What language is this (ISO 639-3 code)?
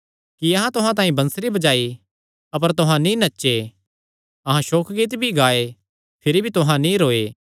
xnr